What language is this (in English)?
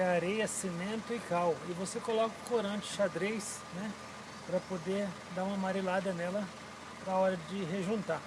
Portuguese